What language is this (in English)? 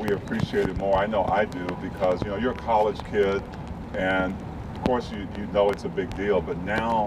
English